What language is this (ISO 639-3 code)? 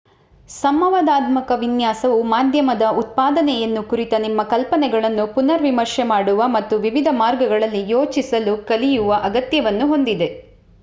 kan